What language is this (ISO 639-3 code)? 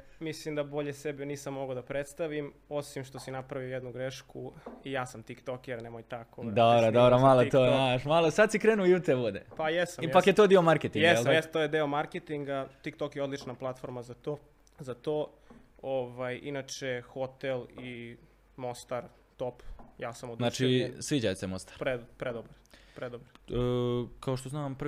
hrv